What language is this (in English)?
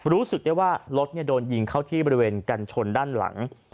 Thai